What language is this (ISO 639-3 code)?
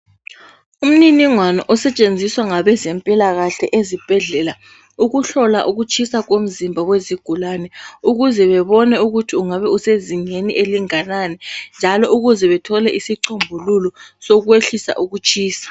nde